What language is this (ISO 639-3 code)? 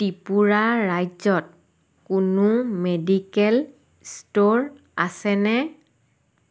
asm